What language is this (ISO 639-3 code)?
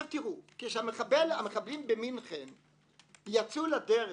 heb